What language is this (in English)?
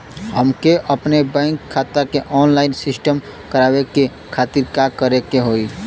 Bhojpuri